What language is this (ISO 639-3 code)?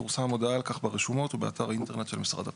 heb